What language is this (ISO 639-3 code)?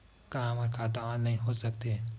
hne